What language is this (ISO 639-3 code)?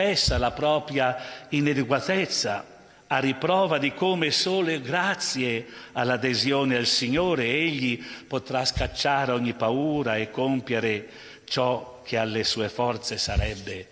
ita